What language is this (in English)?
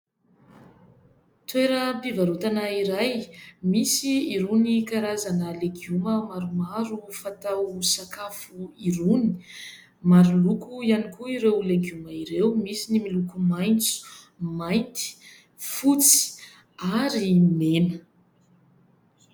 Malagasy